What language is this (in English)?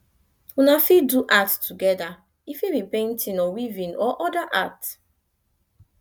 Nigerian Pidgin